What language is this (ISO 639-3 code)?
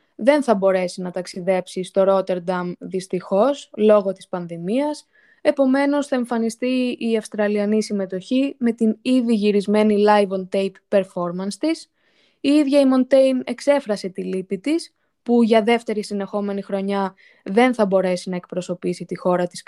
ell